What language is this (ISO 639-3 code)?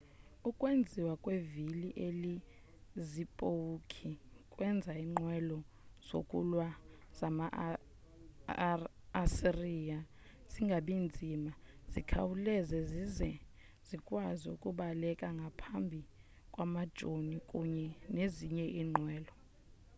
xho